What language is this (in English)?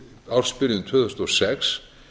Icelandic